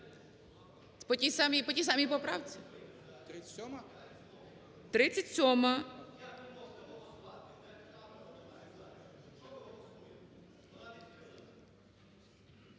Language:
Ukrainian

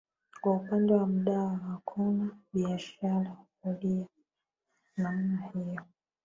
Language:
Swahili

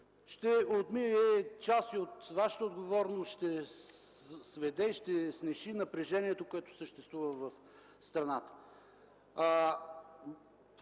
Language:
Bulgarian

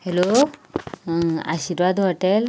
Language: Konkani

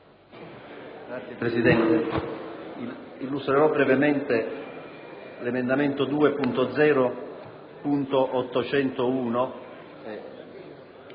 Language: Italian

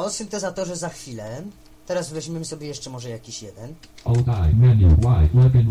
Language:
Polish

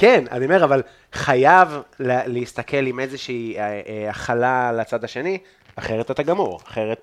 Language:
Hebrew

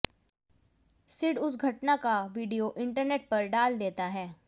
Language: Hindi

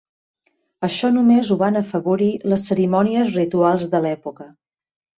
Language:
Catalan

